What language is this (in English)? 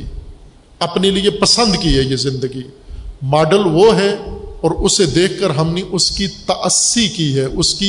Urdu